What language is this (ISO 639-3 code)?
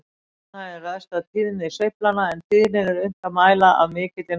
isl